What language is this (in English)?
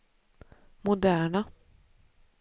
Swedish